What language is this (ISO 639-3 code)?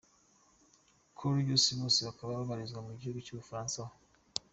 kin